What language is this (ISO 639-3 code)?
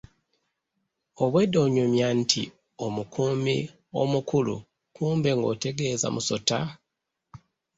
lug